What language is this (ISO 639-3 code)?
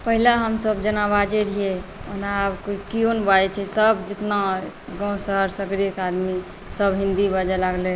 mai